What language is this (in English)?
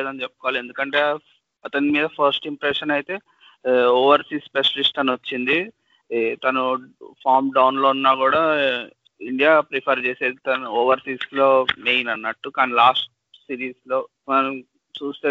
Telugu